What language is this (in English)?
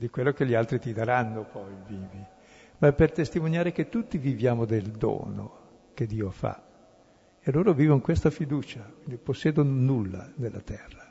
Italian